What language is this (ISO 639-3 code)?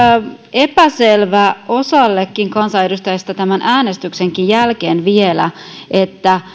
fin